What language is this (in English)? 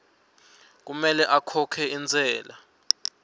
Swati